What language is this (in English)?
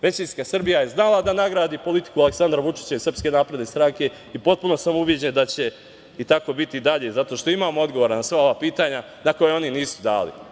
Serbian